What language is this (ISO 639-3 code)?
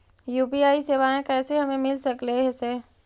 mag